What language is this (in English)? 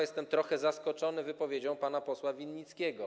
Polish